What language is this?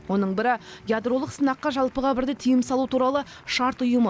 Kazakh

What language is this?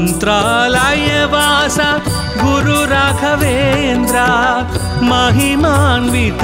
Romanian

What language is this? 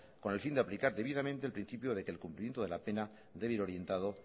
Spanish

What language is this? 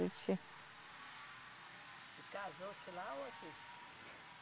Portuguese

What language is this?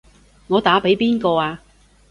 Cantonese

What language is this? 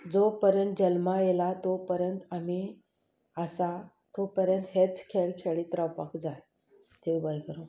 Konkani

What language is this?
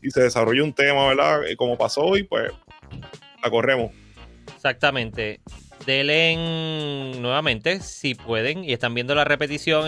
Spanish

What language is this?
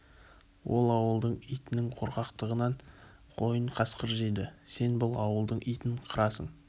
Kazakh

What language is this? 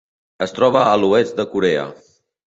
Catalan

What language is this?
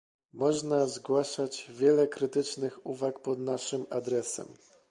Polish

